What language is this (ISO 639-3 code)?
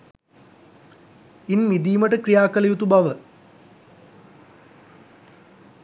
sin